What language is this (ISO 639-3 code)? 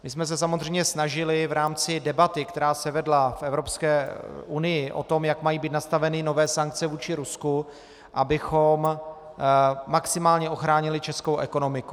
ces